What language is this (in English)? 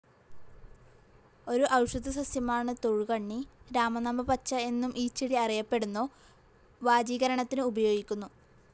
Malayalam